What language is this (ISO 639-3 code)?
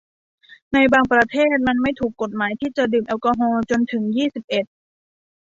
tha